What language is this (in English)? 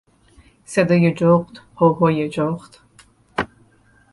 Persian